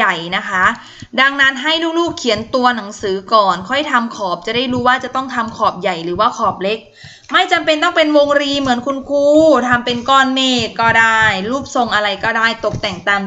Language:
Thai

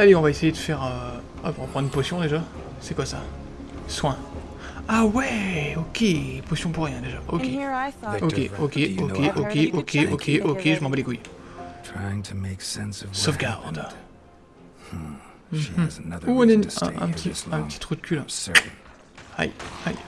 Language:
French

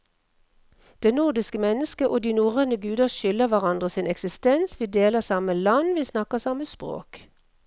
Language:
Norwegian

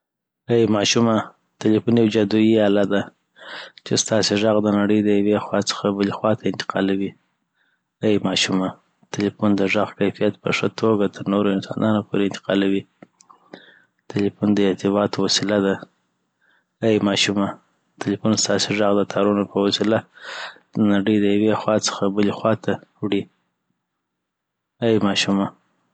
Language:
Southern Pashto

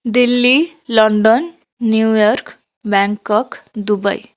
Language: Odia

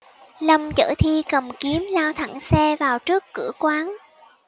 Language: Vietnamese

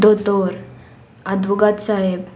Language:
Konkani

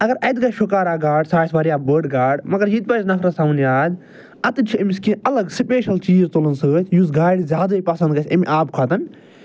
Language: Kashmiri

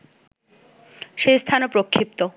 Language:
Bangla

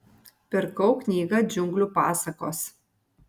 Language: Lithuanian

